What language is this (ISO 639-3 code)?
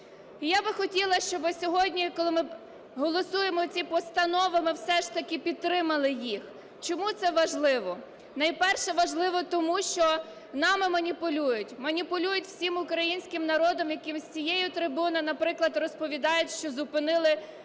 ukr